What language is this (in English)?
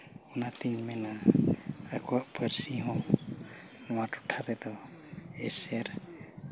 Santali